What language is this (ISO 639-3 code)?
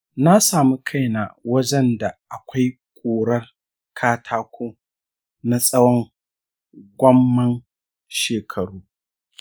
hau